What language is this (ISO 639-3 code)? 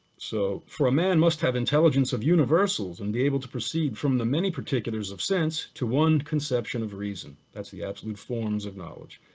eng